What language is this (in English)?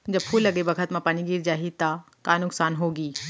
Chhattisgarhi